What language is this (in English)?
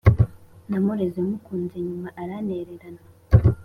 Kinyarwanda